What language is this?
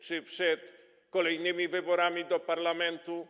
Polish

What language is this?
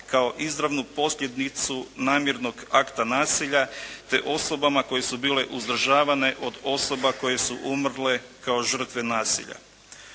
Croatian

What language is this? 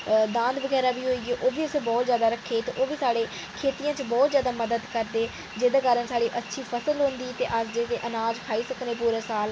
Dogri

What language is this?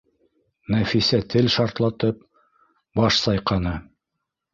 Bashkir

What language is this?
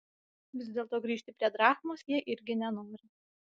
Lithuanian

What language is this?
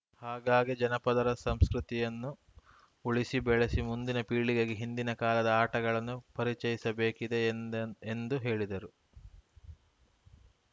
Kannada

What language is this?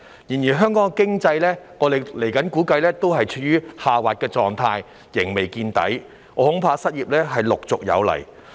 Cantonese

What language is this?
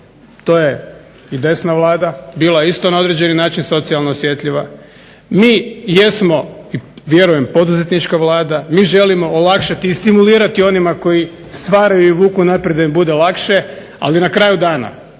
Croatian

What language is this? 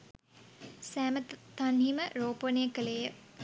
Sinhala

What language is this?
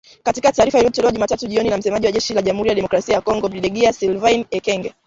Swahili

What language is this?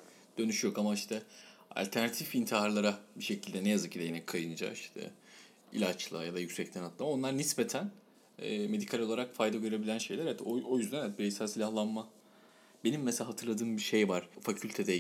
Turkish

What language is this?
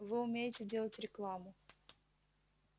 Russian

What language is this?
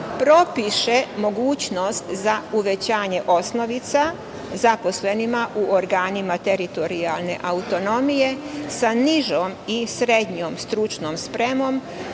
Serbian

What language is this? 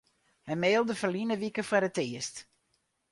Western Frisian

